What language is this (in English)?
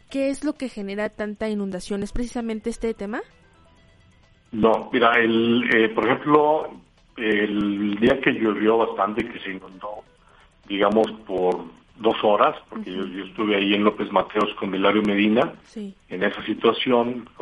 Spanish